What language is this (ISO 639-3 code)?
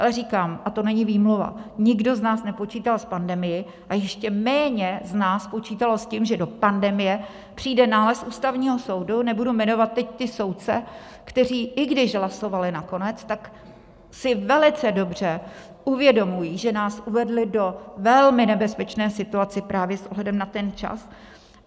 ces